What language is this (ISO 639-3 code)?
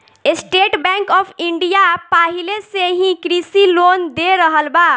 bho